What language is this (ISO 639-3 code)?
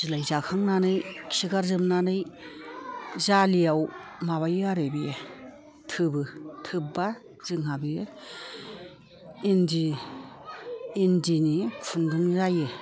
brx